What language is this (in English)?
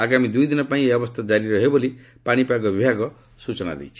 Odia